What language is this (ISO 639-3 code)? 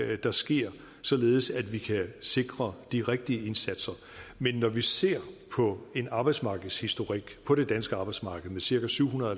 dan